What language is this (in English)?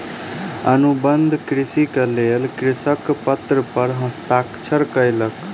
Maithili